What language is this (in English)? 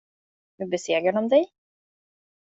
Swedish